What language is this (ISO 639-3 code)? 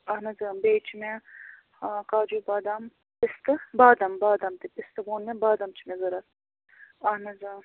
kas